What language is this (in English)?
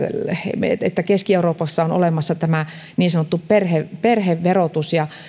Finnish